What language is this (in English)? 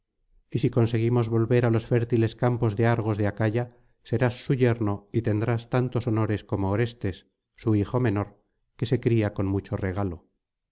Spanish